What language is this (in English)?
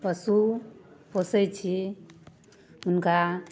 Maithili